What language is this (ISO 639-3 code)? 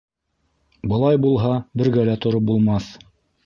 bak